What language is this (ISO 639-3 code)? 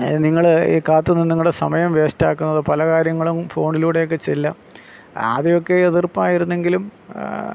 mal